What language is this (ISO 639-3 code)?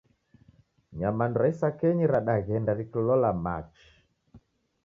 dav